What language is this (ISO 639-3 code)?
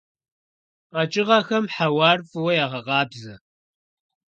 kbd